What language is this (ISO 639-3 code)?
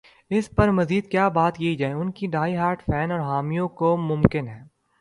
urd